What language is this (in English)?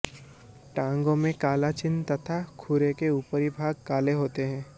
Hindi